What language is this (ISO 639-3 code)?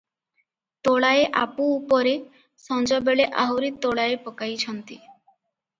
ori